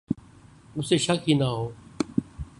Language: Urdu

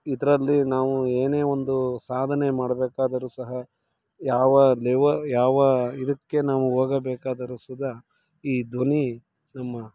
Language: Kannada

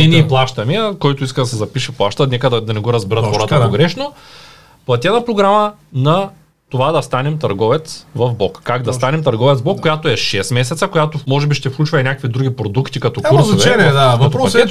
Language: Bulgarian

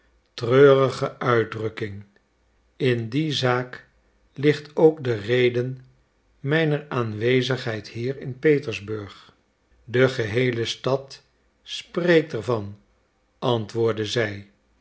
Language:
Dutch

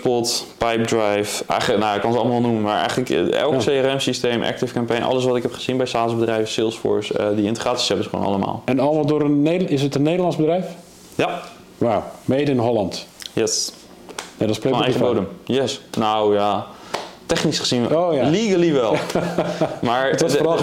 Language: Dutch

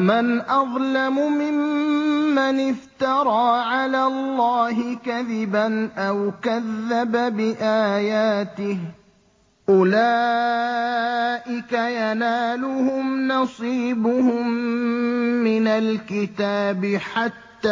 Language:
Arabic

